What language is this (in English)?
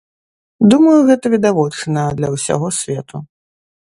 Belarusian